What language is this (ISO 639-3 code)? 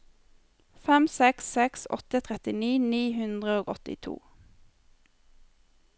nor